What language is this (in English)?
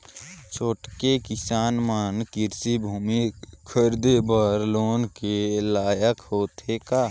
Chhattisgarhi